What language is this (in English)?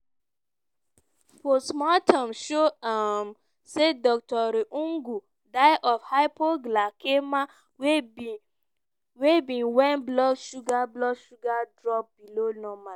Nigerian Pidgin